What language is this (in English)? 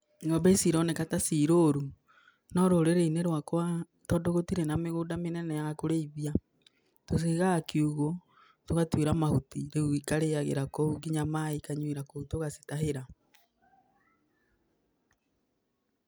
Kikuyu